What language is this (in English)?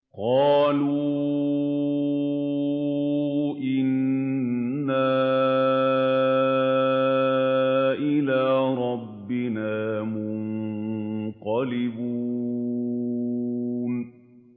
Arabic